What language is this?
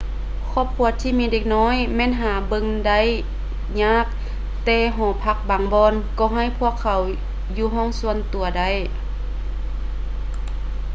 Lao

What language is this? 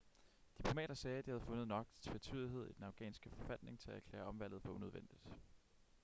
Danish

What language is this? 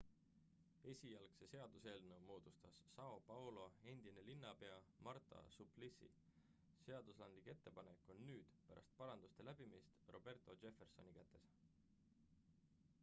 Estonian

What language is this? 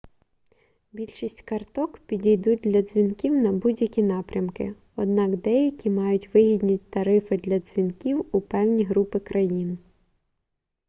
Ukrainian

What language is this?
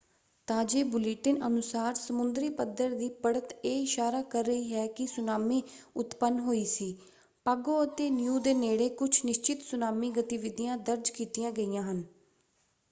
Punjabi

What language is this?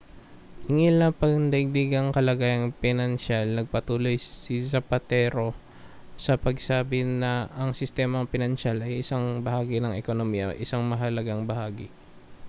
Filipino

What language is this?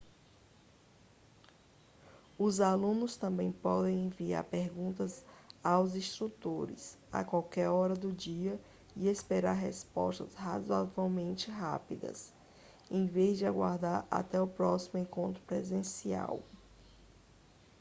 Portuguese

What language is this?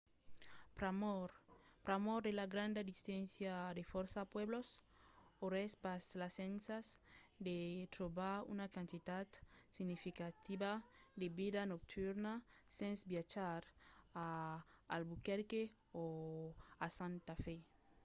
Occitan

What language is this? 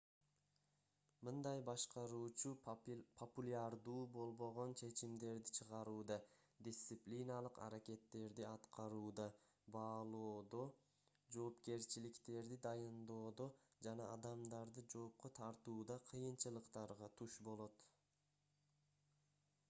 Kyrgyz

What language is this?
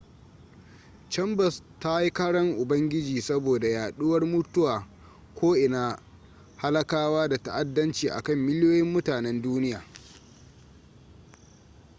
Hausa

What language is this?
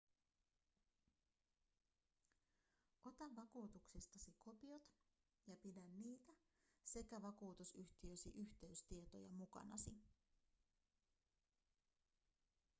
Finnish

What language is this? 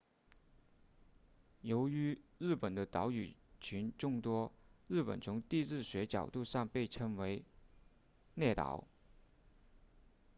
Chinese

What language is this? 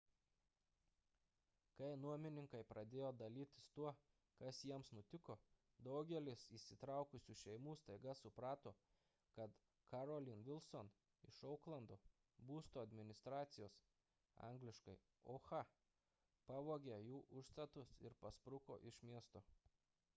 Lithuanian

